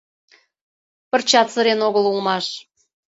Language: Mari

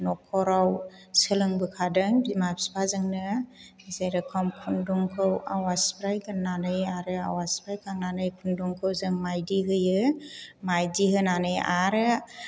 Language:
Bodo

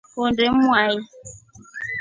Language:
Rombo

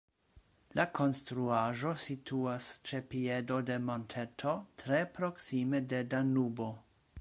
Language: Esperanto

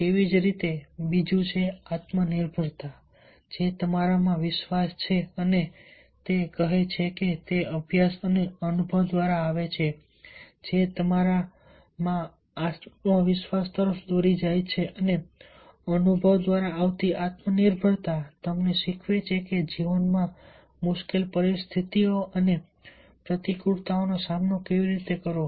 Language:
Gujarati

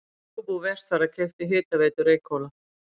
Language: Icelandic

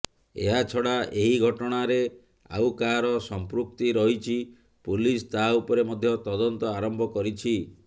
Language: Odia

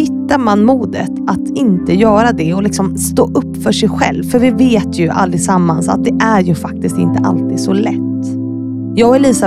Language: Swedish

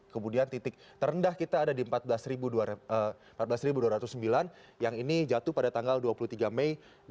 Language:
Indonesian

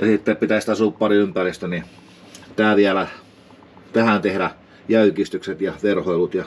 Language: Finnish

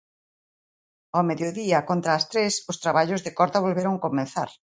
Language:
Galician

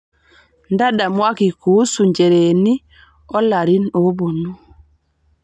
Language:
Masai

